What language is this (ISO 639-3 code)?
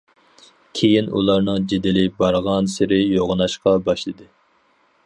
uig